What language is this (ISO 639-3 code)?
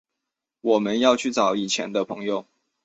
zho